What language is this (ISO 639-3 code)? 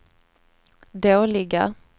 swe